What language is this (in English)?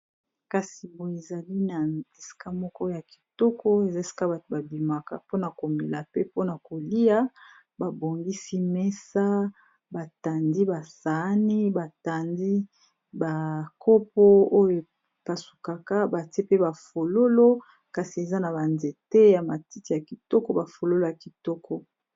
Lingala